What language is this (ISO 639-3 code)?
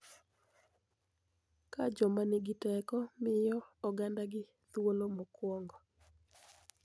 luo